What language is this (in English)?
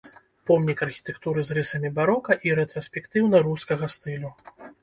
Belarusian